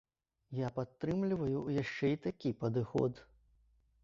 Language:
Belarusian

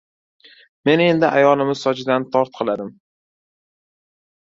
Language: Uzbek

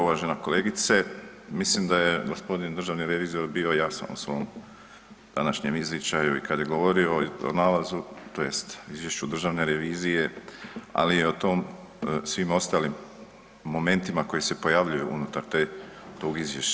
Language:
Croatian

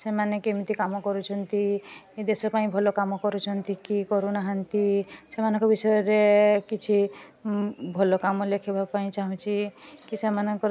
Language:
Odia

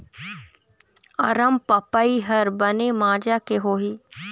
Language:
Chhattisgarhi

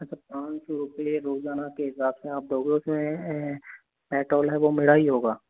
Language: Hindi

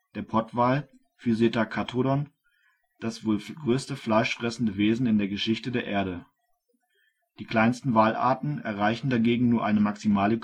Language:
German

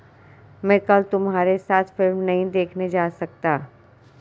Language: Hindi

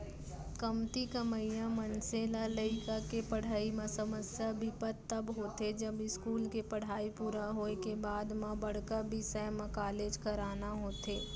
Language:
Chhattisgarhi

